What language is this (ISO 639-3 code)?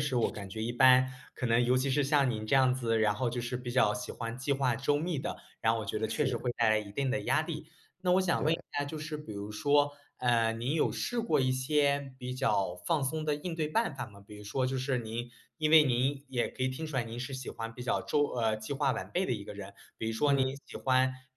zho